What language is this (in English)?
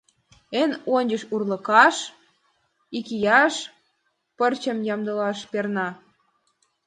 Mari